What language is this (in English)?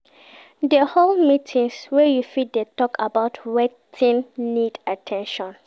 Nigerian Pidgin